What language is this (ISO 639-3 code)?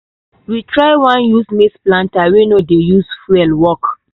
pcm